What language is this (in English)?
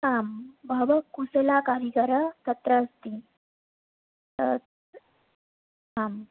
Sanskrit